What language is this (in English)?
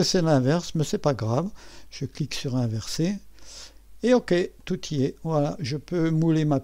French